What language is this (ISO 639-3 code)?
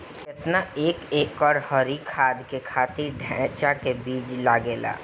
bho